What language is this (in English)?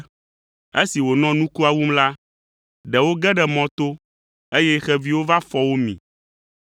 Ewe